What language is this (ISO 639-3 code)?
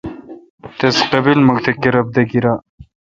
xka